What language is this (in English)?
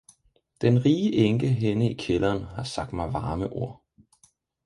Danish